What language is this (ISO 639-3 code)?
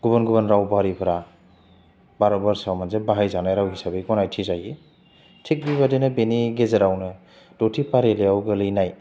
brx